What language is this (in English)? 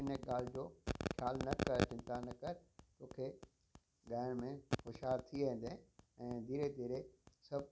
Sindhi